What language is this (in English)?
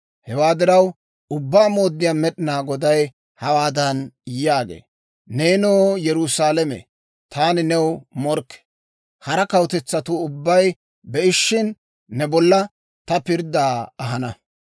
Dawro